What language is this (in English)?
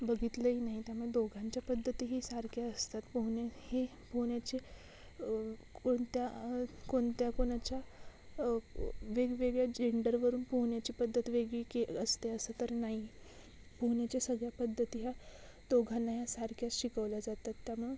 Marathi